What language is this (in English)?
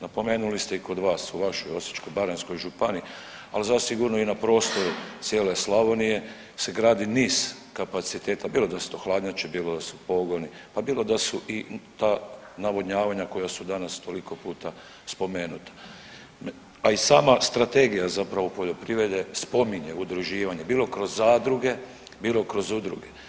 Croatian